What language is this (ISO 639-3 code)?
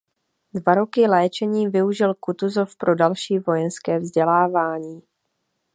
ces